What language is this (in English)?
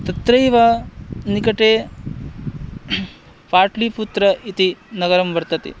Sanskrit